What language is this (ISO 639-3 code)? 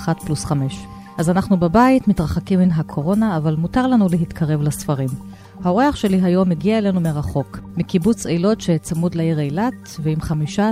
heb